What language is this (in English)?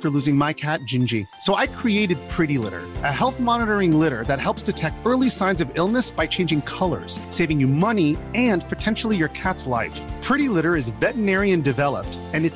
French